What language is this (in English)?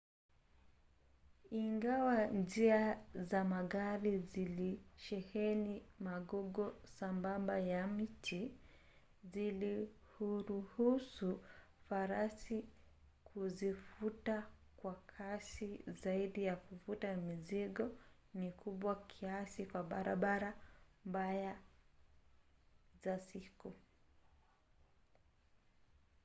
Swahili